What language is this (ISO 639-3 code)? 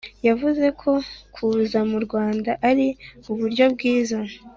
kin